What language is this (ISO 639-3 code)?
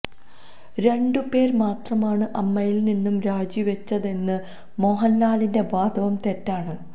mal